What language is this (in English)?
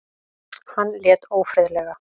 Icelandic